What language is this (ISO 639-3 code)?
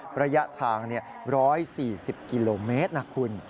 tha